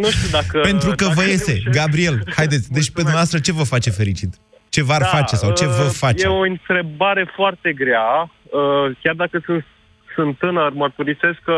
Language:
Romanian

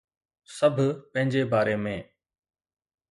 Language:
Sindhi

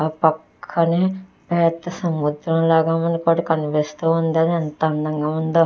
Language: Telugu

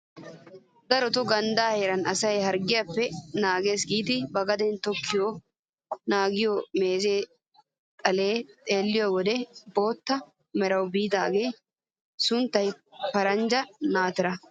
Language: Wolaytta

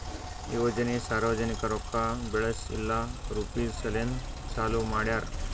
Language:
Kannada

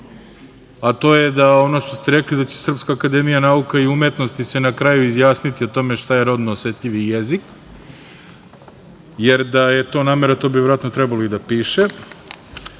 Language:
Serbian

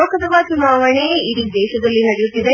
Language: Kannada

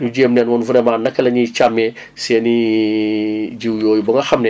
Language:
Wolof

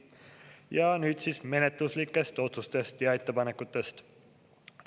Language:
Estonian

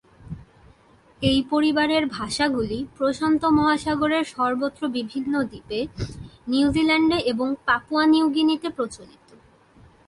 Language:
Bangla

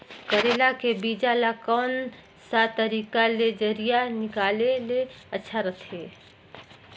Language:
Chhattisgarhi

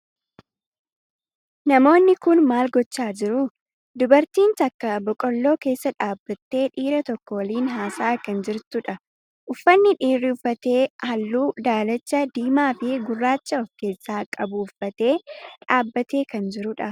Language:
Oromo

